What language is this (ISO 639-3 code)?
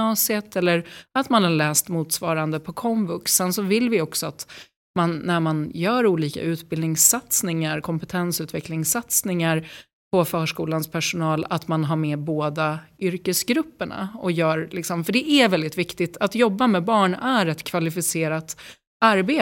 swe